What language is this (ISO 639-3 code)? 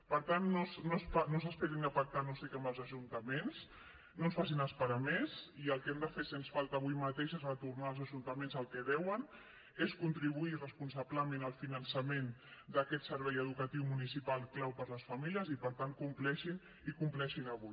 cat